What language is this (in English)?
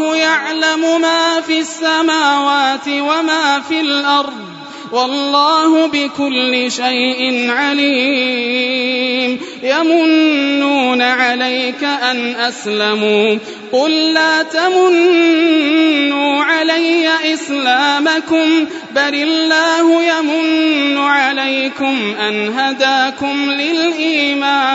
Arabic